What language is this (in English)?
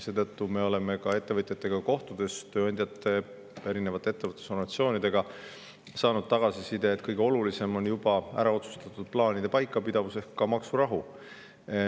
Estonian